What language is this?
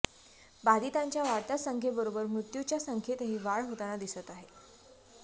Marathi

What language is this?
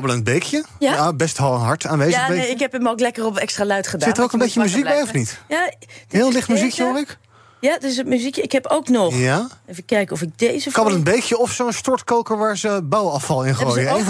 Dutch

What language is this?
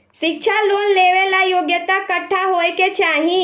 Bhojpuri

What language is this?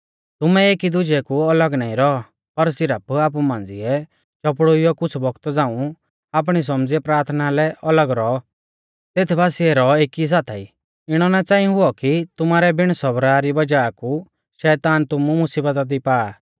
Mahasu Pahari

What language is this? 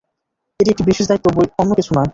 Bangla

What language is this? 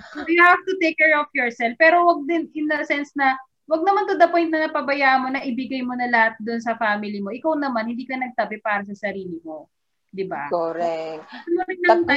Filipino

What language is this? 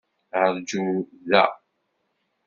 Kabyle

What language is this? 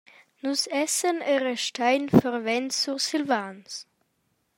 Romansh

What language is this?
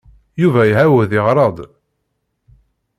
Kabyle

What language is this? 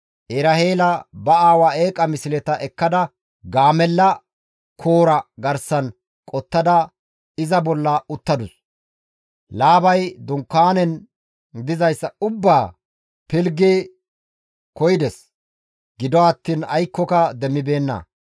Gamo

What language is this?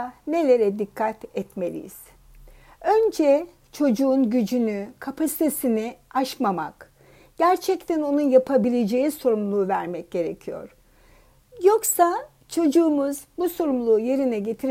Turkish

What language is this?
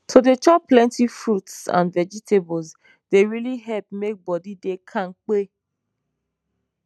Nigerian Pidgin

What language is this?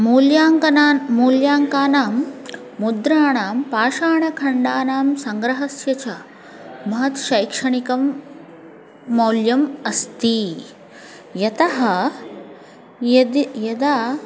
Sanskrit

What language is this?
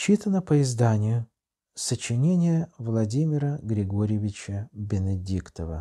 Russian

